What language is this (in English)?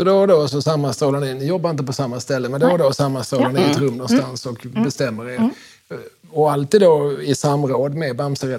Swedish